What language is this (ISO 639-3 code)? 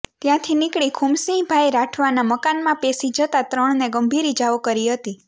guj